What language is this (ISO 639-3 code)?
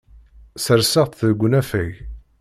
kab